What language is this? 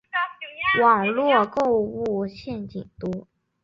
Chinese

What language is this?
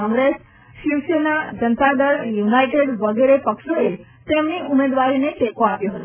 Gujarati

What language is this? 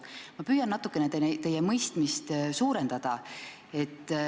Estonian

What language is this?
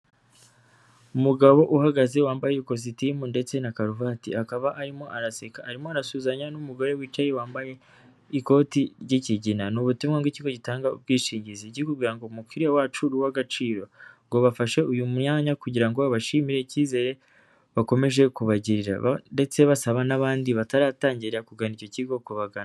Kinyarwanda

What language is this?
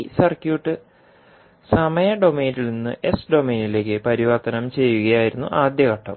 Malayalam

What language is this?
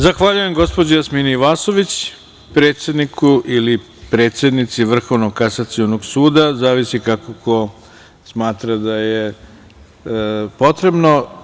Serbian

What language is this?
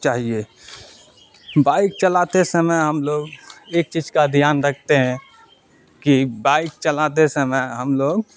Urdu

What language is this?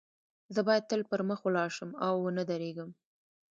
Pashto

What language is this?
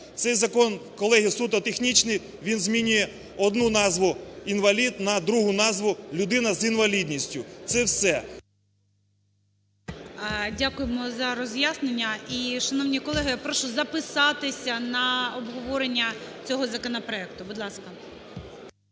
Ukrainian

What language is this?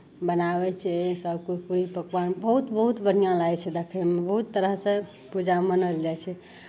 Maithili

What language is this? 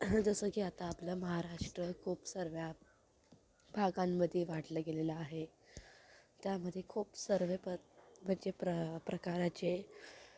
Marathi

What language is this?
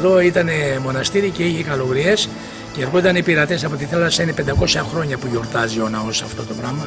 Greek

